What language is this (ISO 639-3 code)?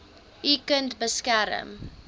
afr